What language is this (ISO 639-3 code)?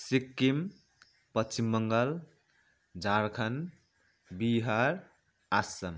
nep